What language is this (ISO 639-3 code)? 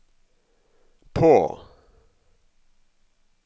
nor